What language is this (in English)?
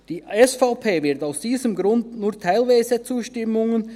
Swiss German